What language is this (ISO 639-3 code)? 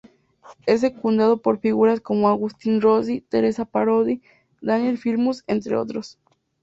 spa